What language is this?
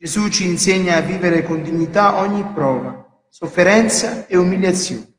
Italian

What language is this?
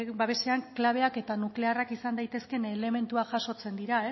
Basque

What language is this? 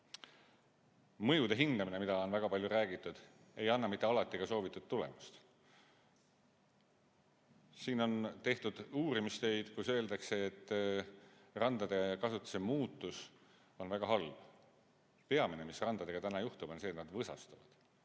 Estonian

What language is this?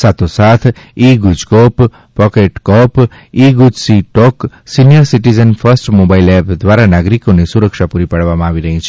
Gujarati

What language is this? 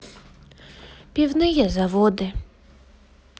Russian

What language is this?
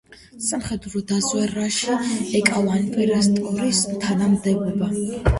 Georgian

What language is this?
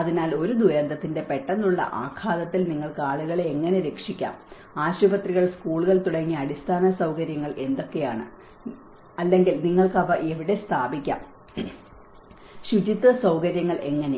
Malayalam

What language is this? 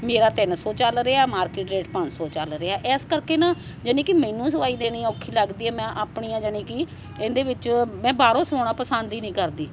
Punjabi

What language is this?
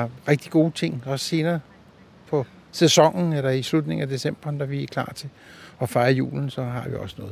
Danish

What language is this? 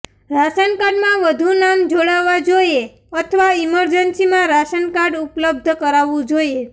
Gujarati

